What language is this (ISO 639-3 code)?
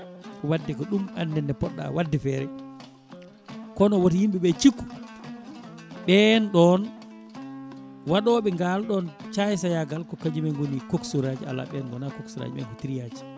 ful